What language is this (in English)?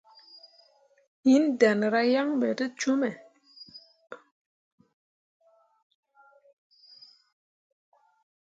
Mundang